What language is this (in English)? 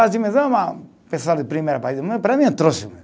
Portuguese